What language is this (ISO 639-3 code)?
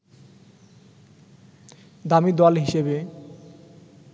ben